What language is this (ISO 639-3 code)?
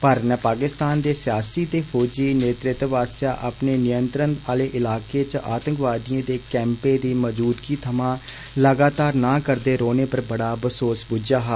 doi